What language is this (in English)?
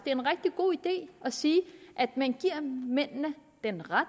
Danish